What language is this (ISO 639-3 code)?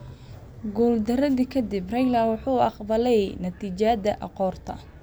som